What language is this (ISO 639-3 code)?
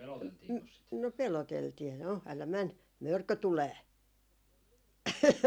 fin